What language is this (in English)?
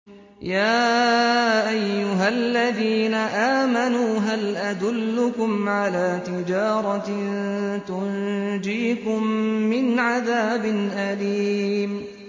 Arabic